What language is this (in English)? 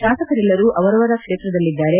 Kannada